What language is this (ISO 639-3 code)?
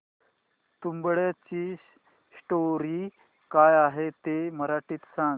mar